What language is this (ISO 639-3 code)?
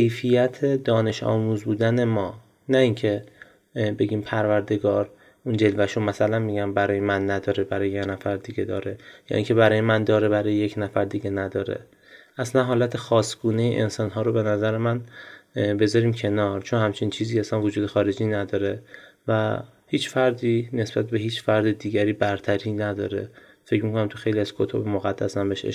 fas